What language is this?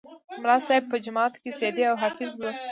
Pashto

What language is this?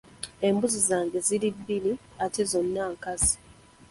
Ganda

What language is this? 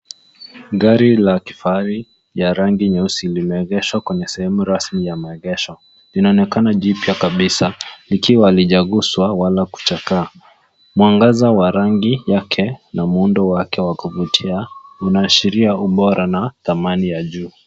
Swahili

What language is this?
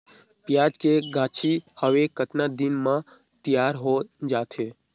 Chhattisgarhi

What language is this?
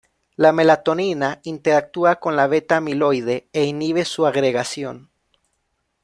Spanish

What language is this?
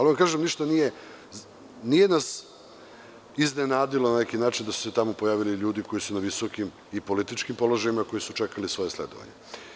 Serbian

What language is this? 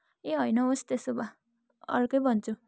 Nepali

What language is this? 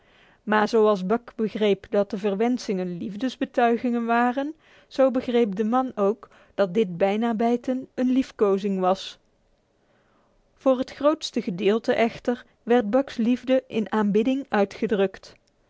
Dutch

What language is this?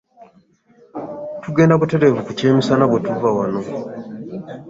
Ganda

